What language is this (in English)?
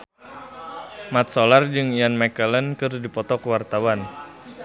Sundanese